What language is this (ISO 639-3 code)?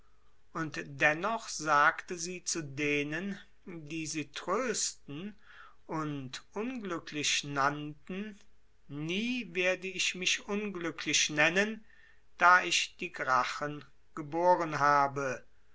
deu